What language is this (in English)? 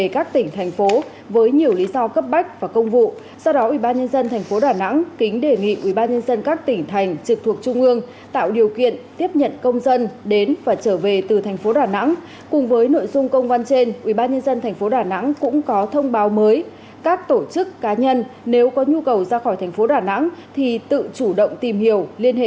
Vietnamese